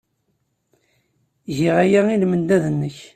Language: Kabyle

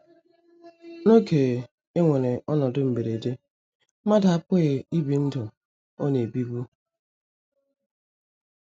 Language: Igbo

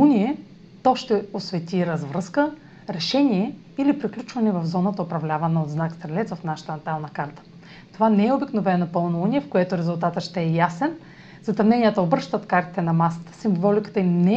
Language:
Bulgarian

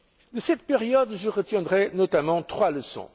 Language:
French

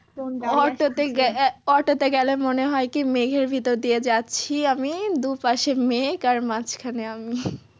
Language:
Bangla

